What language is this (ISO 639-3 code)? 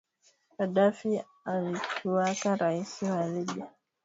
swa